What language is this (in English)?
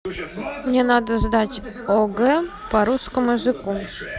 Russian